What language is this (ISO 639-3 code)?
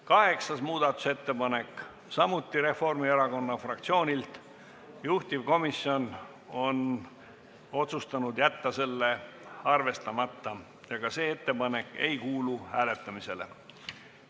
est